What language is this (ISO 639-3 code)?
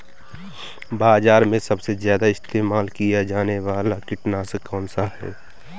hin